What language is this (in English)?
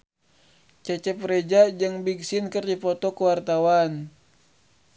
Sundanese